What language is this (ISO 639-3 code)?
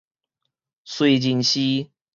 nan